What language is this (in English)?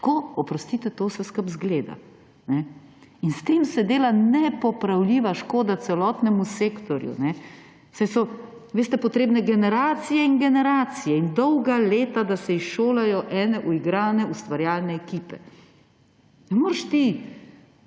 Slovenian